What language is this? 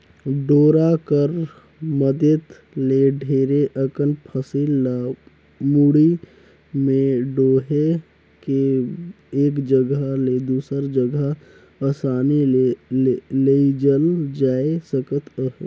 Chhattisgarhi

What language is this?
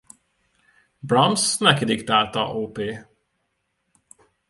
Hungarian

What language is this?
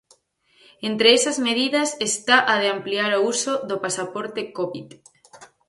Galician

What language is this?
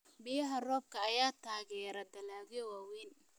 Somali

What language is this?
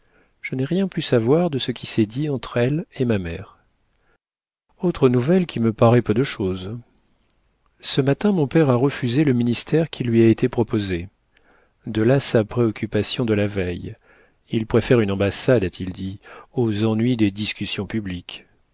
French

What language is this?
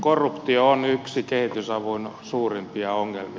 Finnish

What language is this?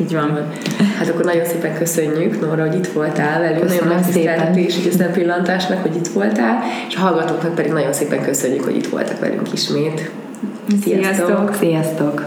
Hungarian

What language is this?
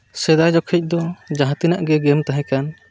Santali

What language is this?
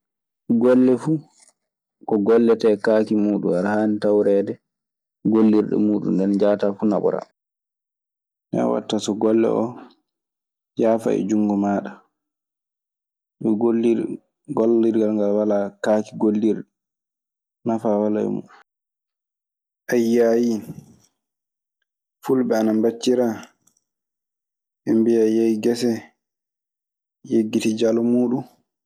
Maasina Fulfulde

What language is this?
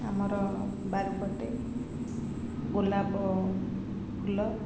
Odia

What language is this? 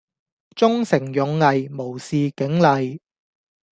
Cantonese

